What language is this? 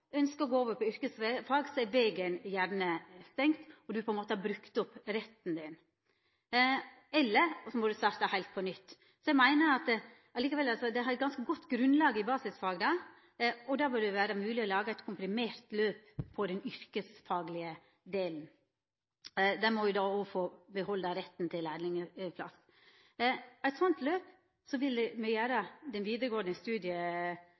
Norwegian Nynorsk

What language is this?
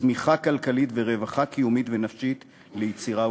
Hebrew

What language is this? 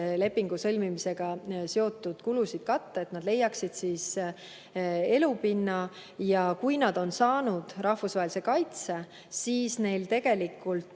Estonian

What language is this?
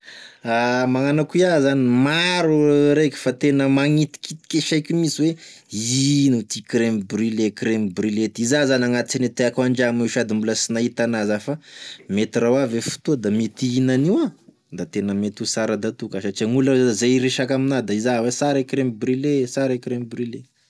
Tesaka Malagasy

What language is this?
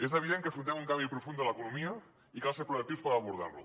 Catalan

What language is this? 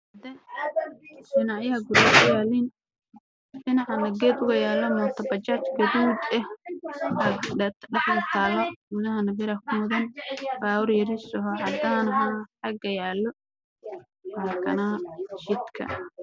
Somali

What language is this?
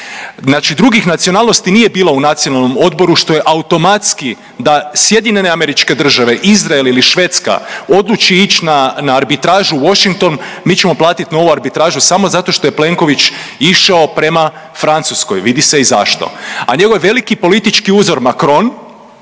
Croatian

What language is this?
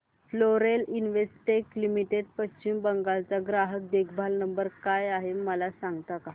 Marathi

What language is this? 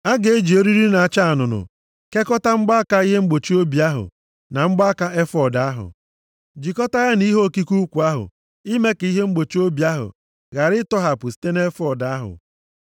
Igbo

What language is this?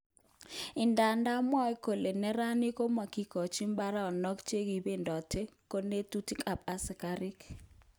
Kalenjin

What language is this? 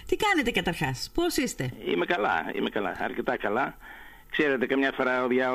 Greek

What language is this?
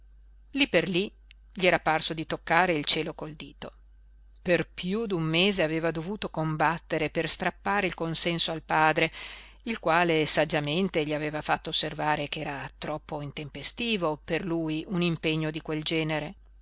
Italian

